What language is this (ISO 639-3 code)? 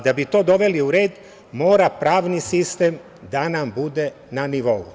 srp